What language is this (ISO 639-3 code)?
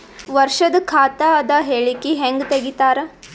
kan